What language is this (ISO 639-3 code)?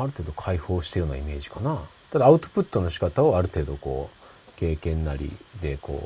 jpn